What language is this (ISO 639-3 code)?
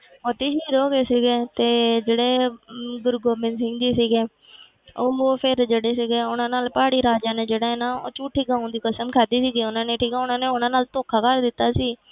pan